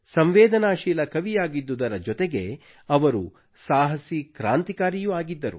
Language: Kannada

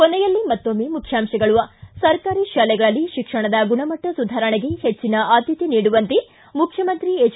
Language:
Kannada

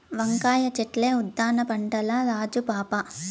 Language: Telugu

